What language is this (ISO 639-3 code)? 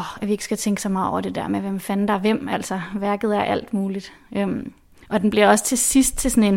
dan